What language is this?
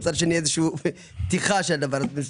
Hebrew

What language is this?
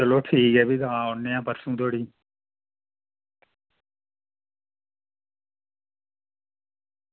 Dogri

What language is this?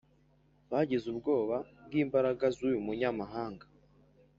Kinyarwanda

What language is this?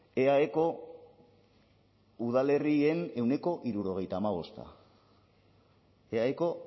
Basque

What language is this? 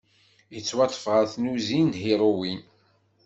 Kabyle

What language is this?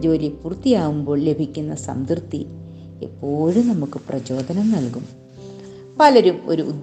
Malayalam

